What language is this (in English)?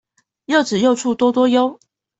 Chinese